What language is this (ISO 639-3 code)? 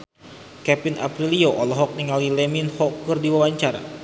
sun